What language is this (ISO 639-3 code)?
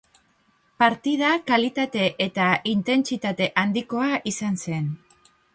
eus